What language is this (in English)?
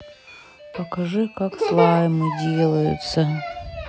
Russian